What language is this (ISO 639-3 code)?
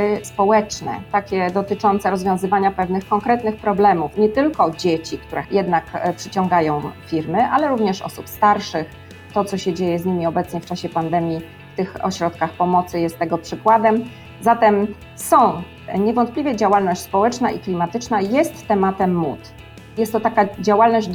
pol